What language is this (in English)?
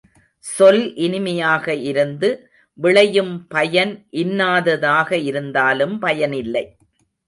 Tamil